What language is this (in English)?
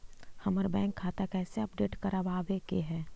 Magahi